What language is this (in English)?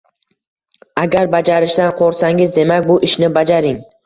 Uzbek